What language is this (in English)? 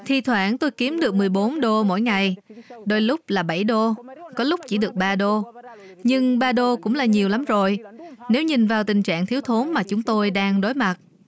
Vietnamese